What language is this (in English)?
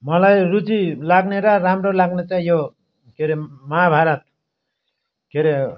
Nepali